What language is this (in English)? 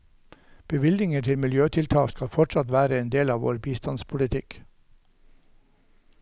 Norwegian